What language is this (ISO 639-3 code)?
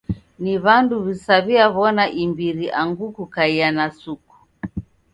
dav